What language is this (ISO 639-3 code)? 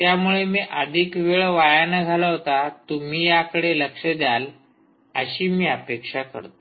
mar